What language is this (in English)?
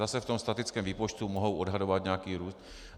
Czech